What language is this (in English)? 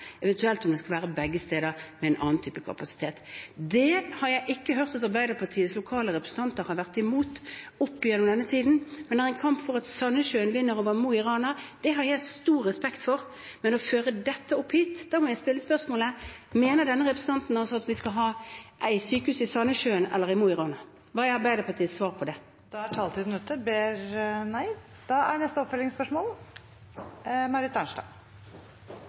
Norwegian